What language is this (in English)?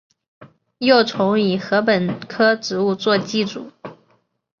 Chinese